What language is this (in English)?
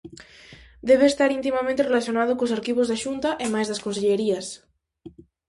Galician